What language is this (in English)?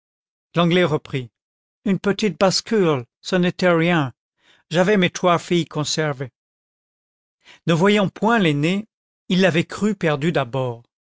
French